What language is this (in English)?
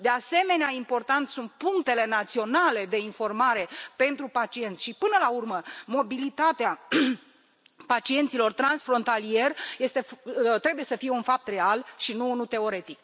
Romanian